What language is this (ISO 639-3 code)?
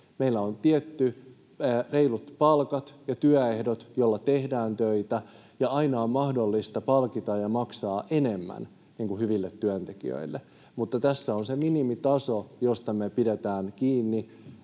fin